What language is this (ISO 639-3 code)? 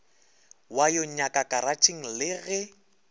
nso